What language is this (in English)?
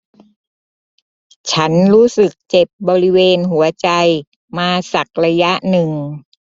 Thai